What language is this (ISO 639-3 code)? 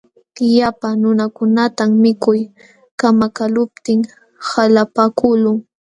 qxw